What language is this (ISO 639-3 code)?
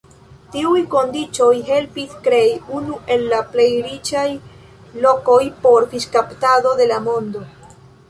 epo